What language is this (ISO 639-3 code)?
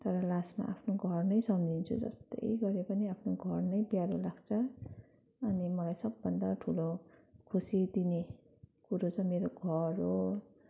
nep